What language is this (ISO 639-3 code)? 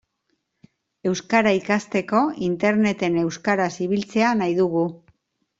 eus